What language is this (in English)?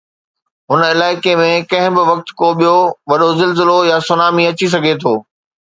Sindhi